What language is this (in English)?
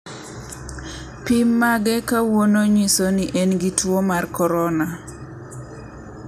Luo (Kenya and Tanzania)